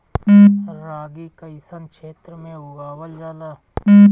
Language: Bhojpuri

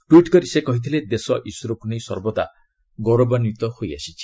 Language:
Odia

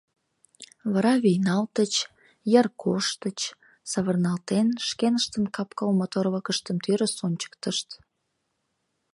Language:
Mari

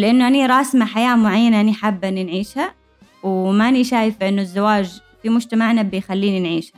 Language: Arabic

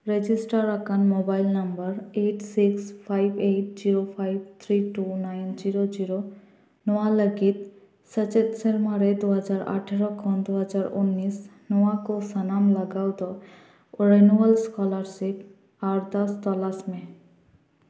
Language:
Santali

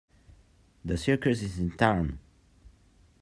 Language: English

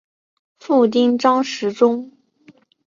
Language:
Chinese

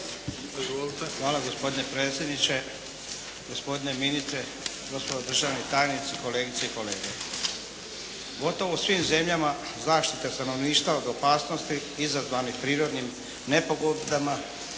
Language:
Croatian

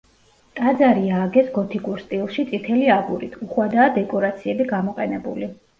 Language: Georgian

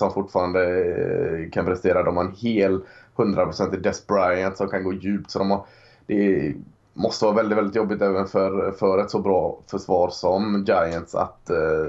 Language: Swedish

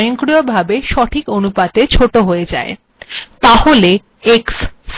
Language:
Bangla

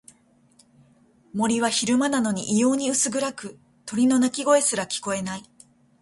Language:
Japanese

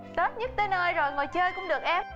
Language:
Vietnamese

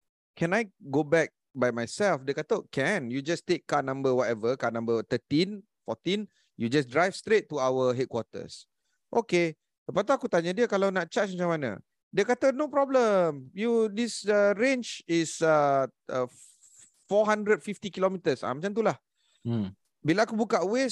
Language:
Malay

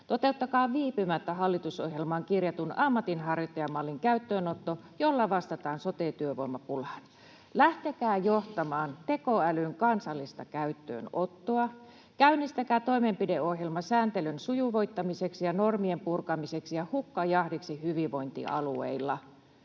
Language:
Finnish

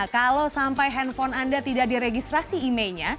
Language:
Indonesian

